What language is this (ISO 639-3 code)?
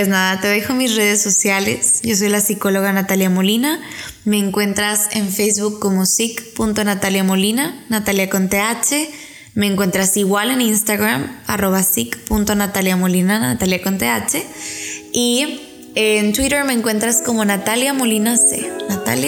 spa